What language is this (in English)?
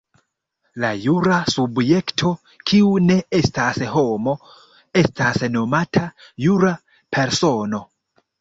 Esperanto